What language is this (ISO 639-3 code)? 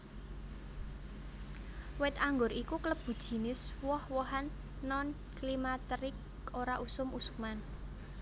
jav